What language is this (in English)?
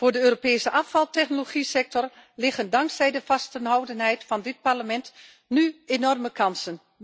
Dutch